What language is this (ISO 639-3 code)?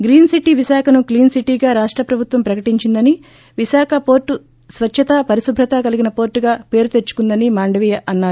tel